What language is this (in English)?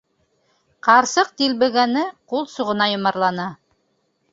Bashkir